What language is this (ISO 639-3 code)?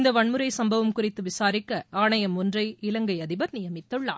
tam